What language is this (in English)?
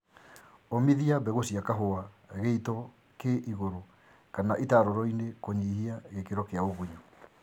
Kikuyu